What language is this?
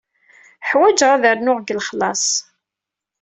Kabyle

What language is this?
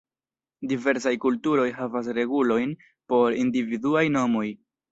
Esperanto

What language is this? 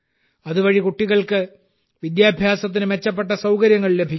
Malayalam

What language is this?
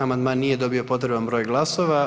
Croatian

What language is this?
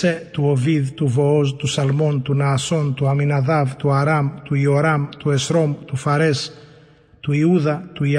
Greek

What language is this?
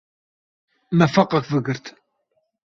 Kurdish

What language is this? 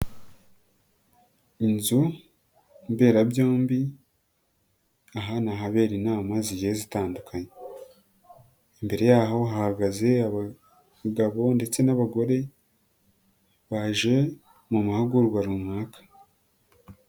Kinyarwanda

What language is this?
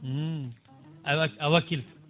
Fula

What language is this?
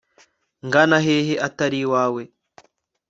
Kinyarwanda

